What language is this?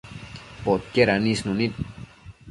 Matsés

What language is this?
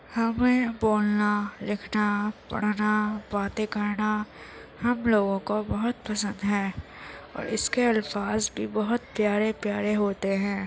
Urdu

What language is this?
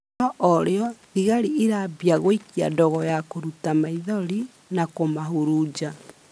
Kikuyu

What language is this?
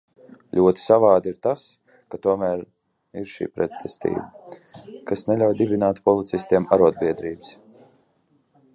Latvian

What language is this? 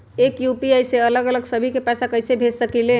Magahi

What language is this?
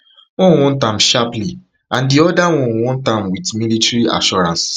Nigerian Pidgin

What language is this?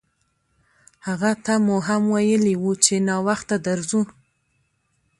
Pashto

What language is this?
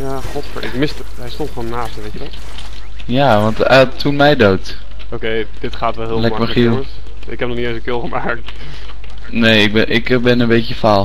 Dutch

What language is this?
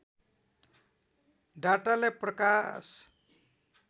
Nepali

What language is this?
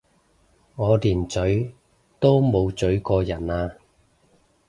Cantonese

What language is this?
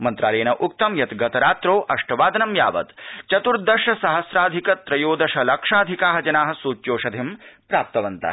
Sanskrit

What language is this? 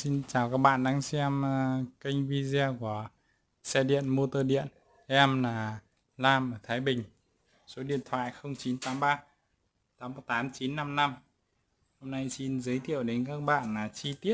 Vietnamese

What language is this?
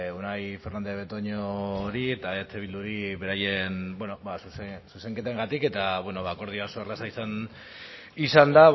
Basque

